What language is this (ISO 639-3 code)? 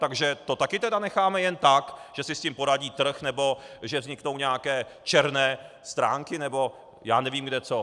ces